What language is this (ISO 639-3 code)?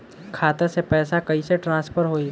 bho